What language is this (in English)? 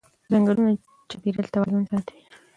Pashto